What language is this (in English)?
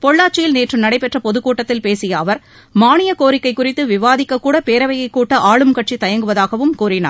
Tamil